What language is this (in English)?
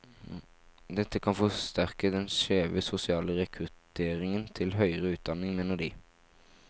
Norwegian